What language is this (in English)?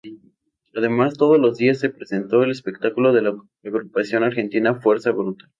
Spanish